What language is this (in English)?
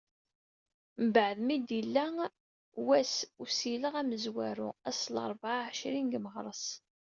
Kabyle